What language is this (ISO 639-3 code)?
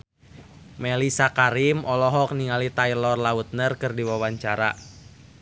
sun